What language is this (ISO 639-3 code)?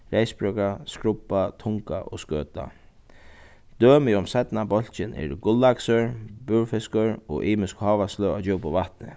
fao